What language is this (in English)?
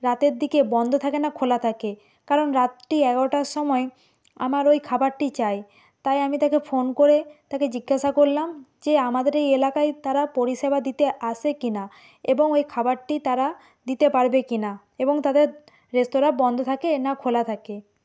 Bangla